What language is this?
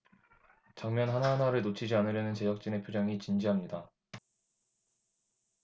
Korean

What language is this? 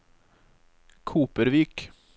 Norwegian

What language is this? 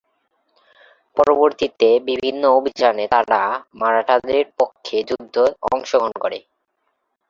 Bangla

